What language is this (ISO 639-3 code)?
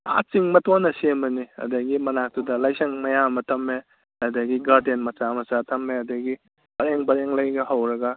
mni